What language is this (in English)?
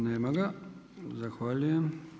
Croatian